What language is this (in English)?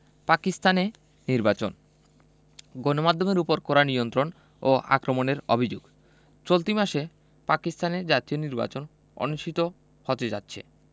Bangla